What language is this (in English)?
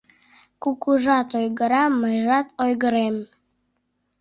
Mari